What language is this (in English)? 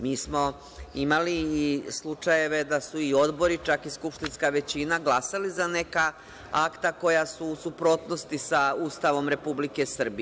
Serbian